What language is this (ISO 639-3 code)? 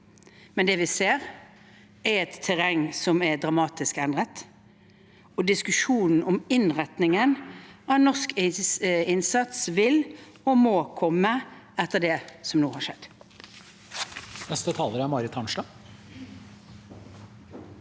nor